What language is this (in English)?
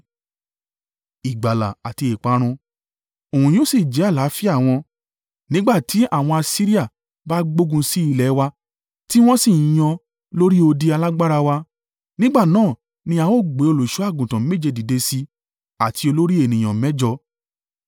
Yoruba